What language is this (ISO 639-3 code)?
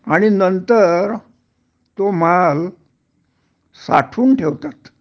mar